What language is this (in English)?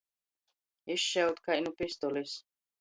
Latgalian